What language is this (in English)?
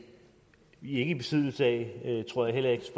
Danish